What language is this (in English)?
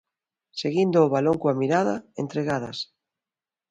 Galician